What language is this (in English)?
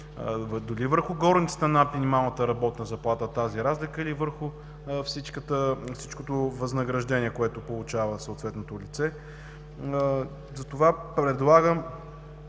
Bulgarian